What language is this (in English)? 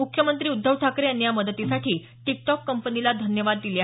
Marathi